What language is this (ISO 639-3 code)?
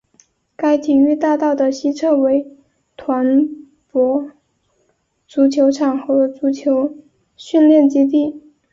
zho